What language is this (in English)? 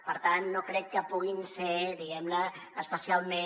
Catalan